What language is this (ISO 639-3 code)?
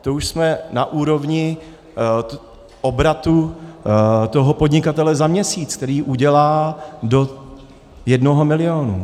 ces